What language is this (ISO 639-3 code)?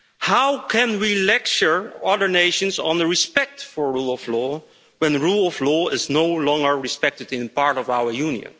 eng